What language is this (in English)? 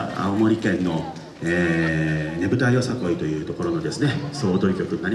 Japanese